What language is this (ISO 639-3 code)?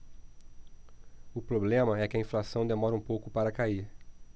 por